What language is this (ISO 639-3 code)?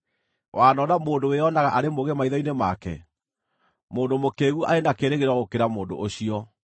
kik